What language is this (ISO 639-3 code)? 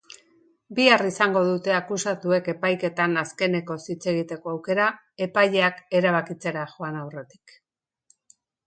eus